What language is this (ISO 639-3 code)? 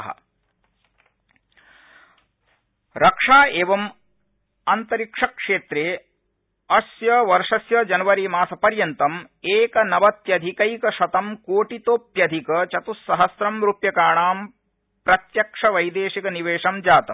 san